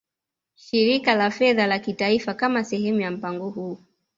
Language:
Swahili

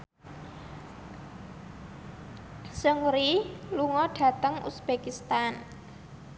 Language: Javanese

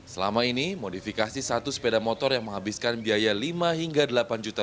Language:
Indonesian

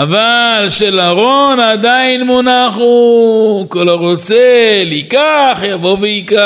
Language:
Hebrew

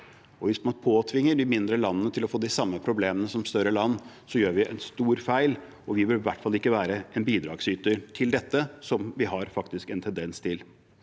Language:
Norwegian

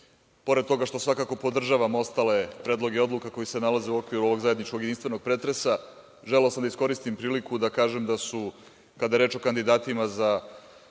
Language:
Serbian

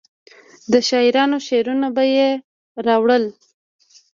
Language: Pashto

